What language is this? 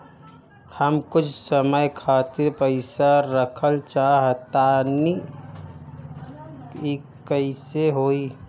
Bhojpuri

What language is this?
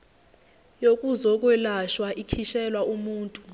Zulu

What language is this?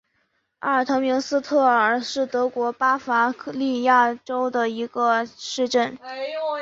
Chinese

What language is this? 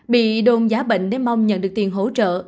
Vietnamese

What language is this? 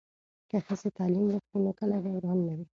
Pashto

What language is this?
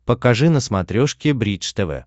Russian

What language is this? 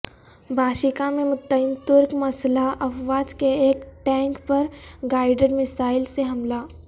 Urdu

